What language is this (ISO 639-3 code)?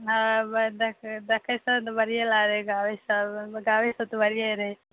mai